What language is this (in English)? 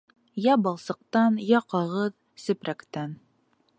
Bashkir